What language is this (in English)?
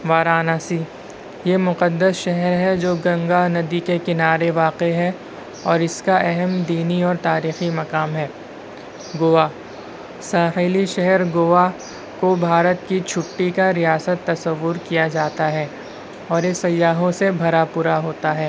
Urdu